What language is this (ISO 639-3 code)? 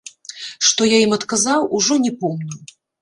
bel